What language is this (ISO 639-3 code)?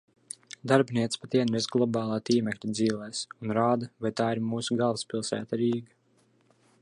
lav